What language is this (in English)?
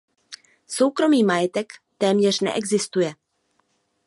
Czech